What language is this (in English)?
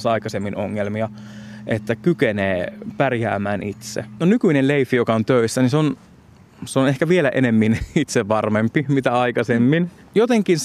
Finnish